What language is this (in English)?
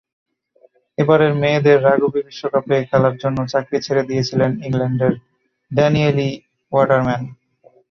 Bangla